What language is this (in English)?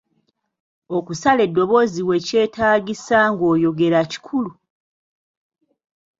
Ganda